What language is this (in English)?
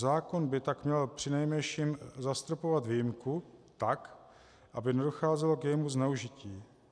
Czech